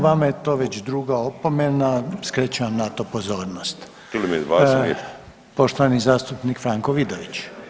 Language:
Croatian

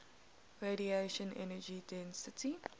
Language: English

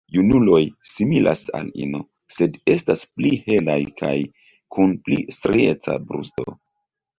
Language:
Esperanto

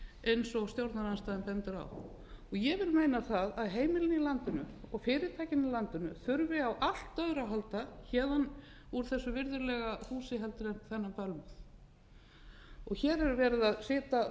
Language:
Icelandic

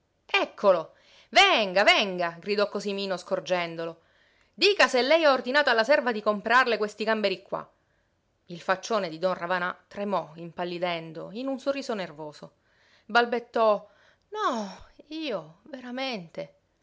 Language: Italian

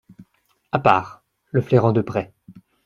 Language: French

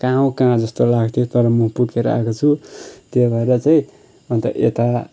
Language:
Nepali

